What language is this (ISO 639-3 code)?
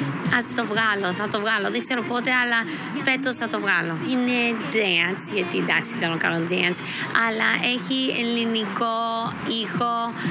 ell